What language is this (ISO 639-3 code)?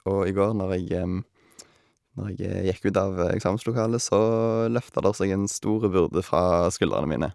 nor